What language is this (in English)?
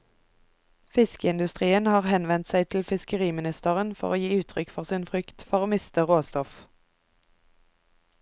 Norwegian